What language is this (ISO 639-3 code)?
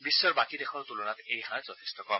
asm